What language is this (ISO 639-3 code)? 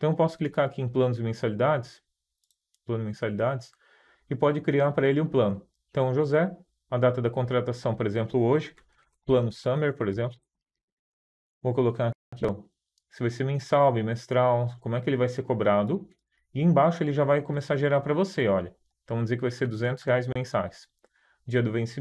por